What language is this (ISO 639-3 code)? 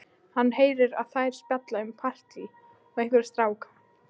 isl